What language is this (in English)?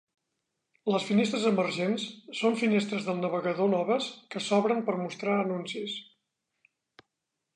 Catalan